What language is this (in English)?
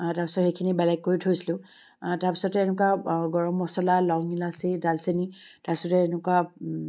Assamese